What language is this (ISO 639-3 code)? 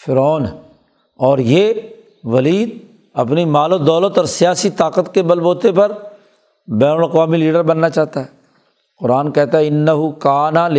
urd